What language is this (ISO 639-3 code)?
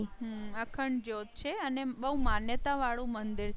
guj